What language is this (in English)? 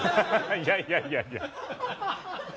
Japanese